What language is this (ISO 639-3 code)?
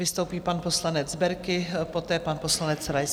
ces